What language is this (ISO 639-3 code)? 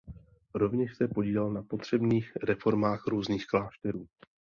ces